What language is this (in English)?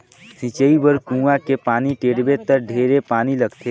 Chhattisgarhi